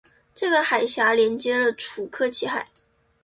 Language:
Chinese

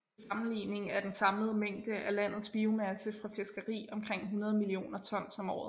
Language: Danish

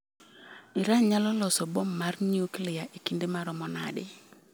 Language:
Luo (Kenya and Tanzania)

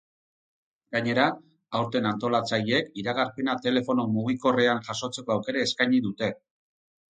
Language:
Basque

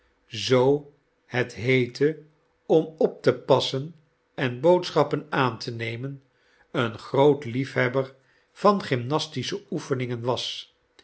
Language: Dutch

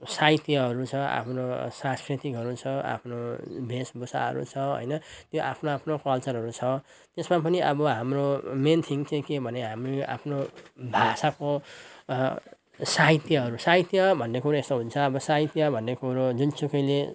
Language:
Nepali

